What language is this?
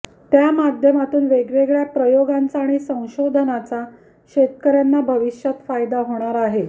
Marathi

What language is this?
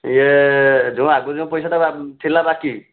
Odia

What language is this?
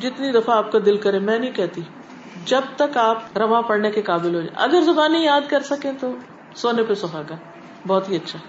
Urdu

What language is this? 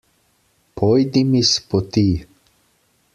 Slovenian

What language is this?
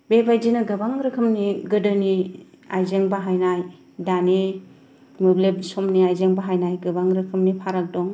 Bodo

